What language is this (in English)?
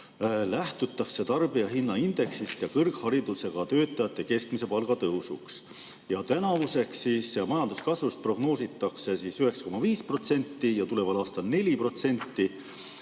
Estonian